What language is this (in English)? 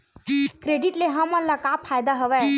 Chhattisgarhi